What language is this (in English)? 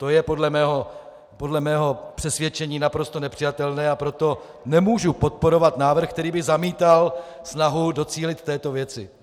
Czech